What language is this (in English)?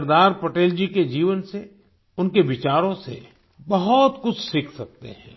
Hindi